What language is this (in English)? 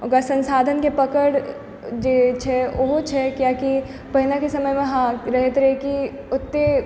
Maithili